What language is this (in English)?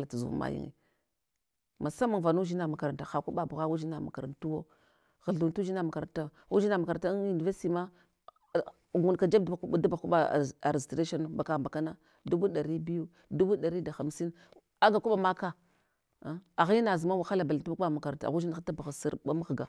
Hwana